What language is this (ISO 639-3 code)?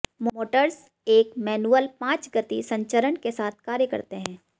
hin